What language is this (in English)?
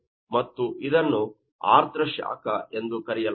Kannada